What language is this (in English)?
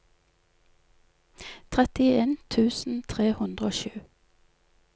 Norwegian